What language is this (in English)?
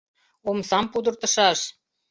Mari